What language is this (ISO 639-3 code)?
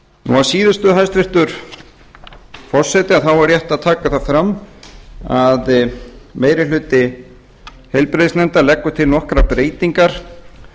isl